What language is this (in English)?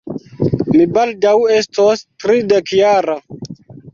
Esperanto